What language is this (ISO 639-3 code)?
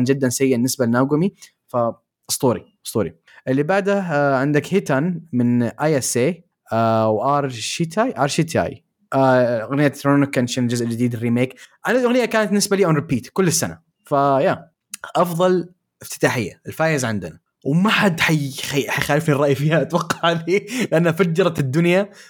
ara